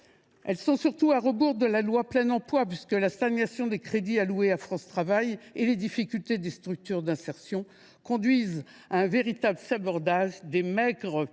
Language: French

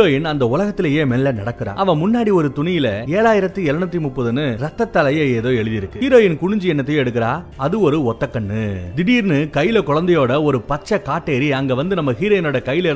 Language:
Tamil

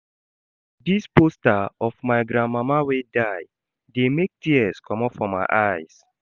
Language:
Nigerian Pidgin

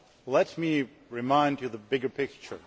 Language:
English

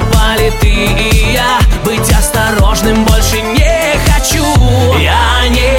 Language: Russian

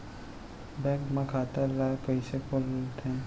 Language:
Chhattisgarhi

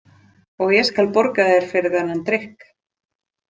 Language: Icelandic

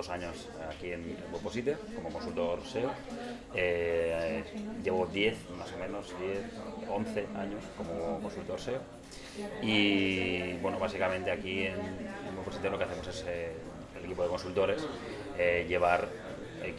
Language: Spanish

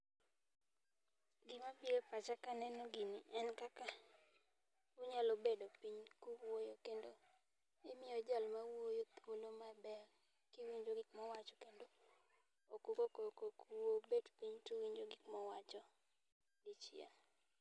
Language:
Luo (Kenya and Tanzania)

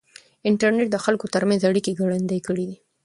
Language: Pashto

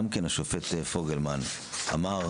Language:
Hebrew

